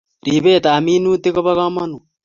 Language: Kalenjin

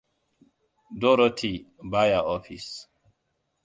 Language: Hausa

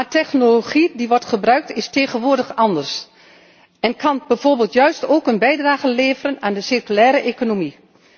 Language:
Dutch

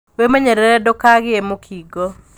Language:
Kikuyu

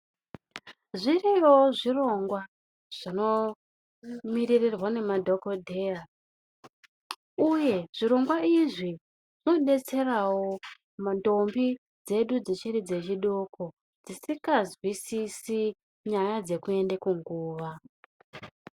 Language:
Ndau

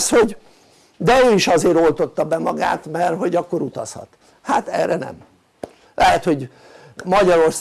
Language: Hungarian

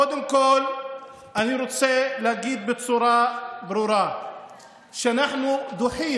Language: Hebrew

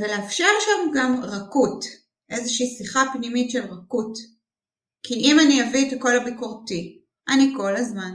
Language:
Hebrew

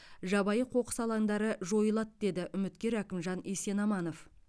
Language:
Kazakh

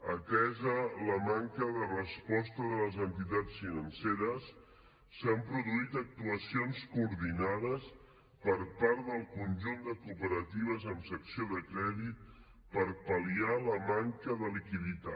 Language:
Catalan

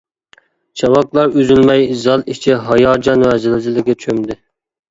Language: Uyghur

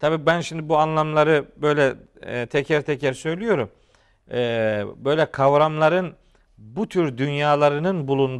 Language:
Turkish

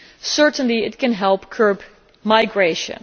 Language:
English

